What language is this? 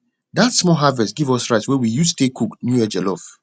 Nigerian Pidgin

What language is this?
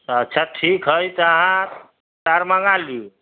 Maithili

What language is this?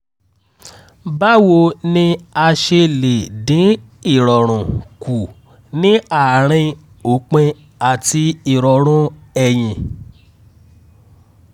Yoruba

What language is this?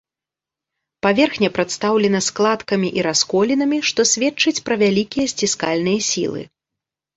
Belarusian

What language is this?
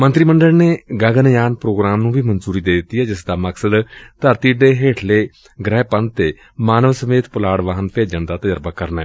Punjabi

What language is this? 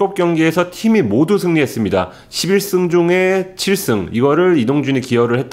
Korean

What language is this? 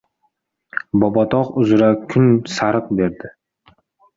Uzbek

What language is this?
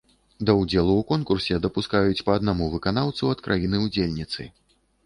Belarusian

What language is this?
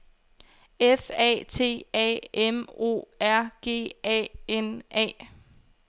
Danish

